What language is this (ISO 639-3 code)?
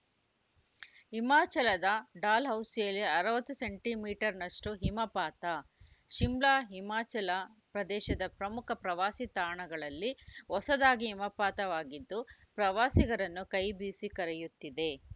kan